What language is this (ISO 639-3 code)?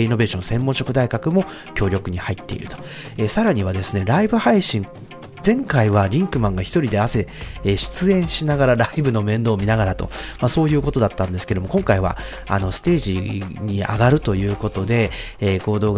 jpn